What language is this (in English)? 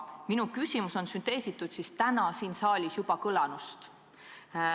Estonian